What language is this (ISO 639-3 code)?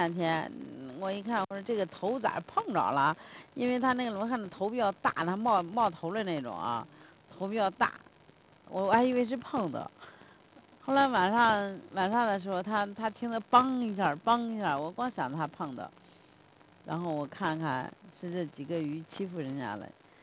zho